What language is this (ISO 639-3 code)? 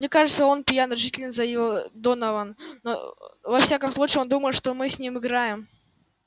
rus